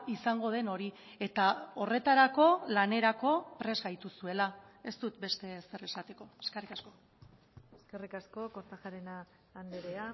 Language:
Basque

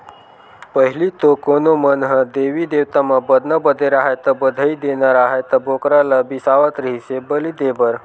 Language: Chhattisgarhi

